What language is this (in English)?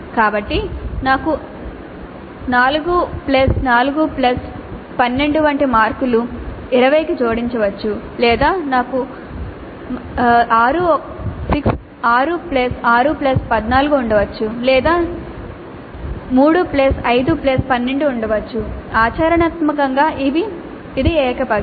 Telugu